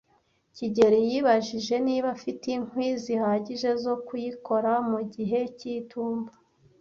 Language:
Kinyarwanda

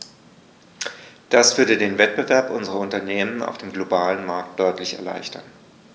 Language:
German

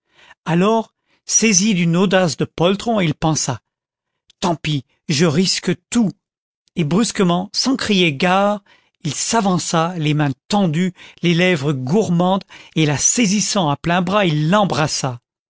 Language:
French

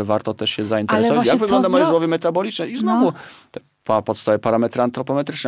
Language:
Polish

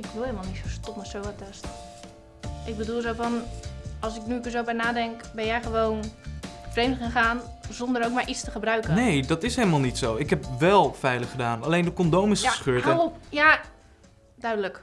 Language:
Dutch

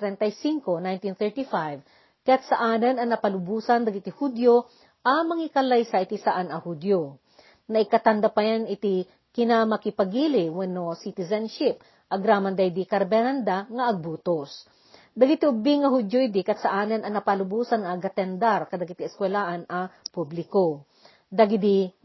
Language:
Filipino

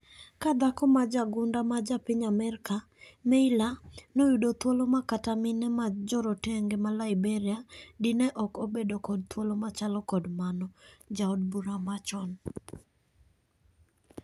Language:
Luo (Kenya and Tanzania)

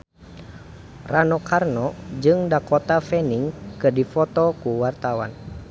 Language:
Sundanese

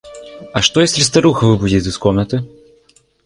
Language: Russian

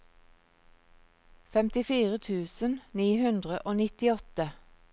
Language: Norwegian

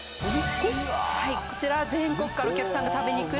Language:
Japanese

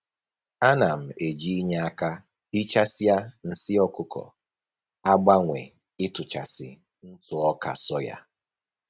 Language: Igbo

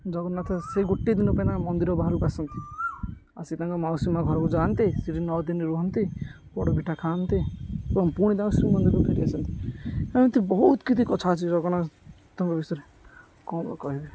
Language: Odia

